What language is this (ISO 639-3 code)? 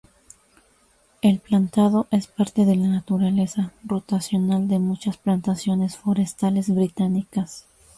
spa